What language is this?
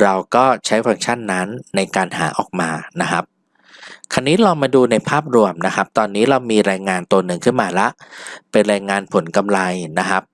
Thai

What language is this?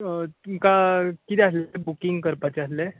Konkani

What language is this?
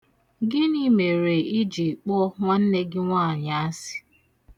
Igbo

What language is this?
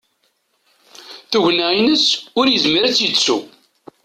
Kabyle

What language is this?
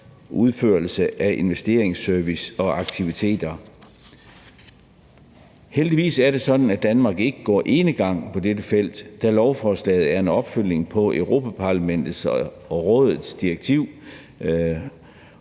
Danish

